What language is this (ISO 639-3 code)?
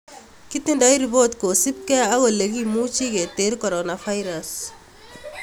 kln